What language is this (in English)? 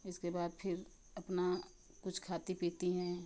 Hindi